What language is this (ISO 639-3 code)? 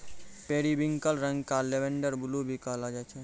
mai